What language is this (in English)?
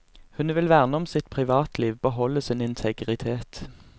Norwegian